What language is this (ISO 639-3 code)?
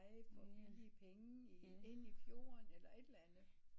dan